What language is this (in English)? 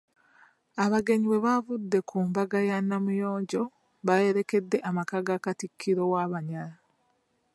Ganda